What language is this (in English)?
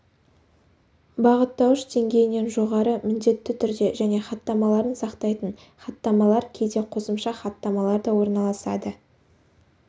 Kazakh